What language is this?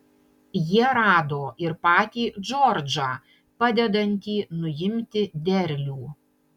Lithuanian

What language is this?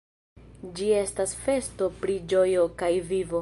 Esperanto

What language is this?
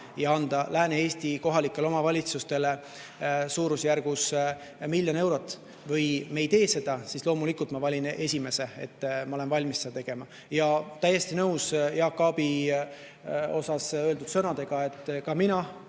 Estonian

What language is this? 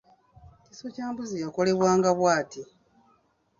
Ganda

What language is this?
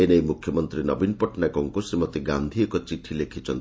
Odia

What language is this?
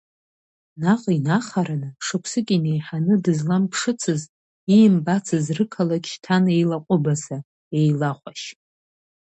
Abkhazian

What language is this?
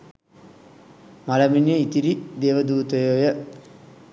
Sinhala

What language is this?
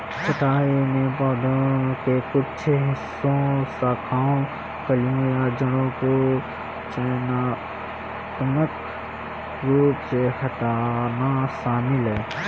Hindi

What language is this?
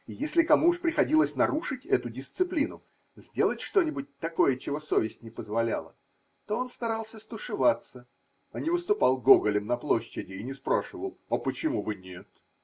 Russian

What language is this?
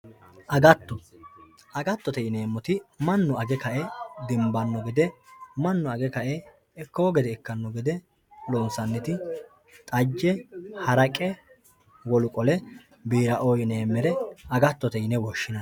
Sidamo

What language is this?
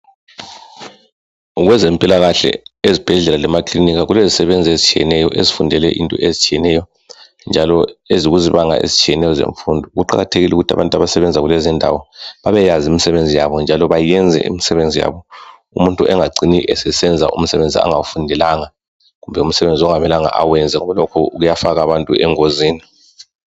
North Ndebele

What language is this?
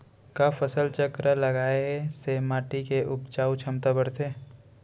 Chhattisgarhi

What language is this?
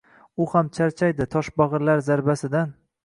Uzbek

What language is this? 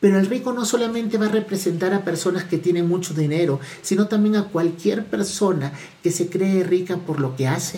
Spanish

